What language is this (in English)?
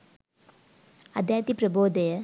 Sinhala